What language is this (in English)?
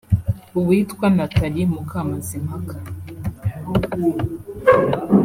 Kinyarwanda